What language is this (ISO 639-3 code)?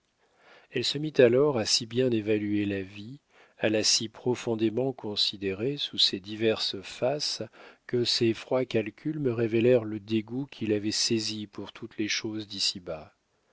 fra